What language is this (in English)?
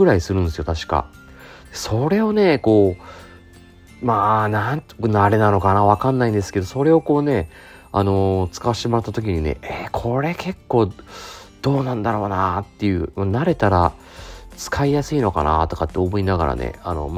Japanese